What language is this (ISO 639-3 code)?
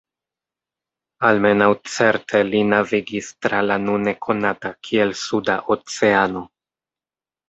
epo